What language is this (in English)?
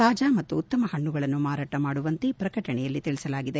Kannada